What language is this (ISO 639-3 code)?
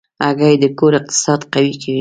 pus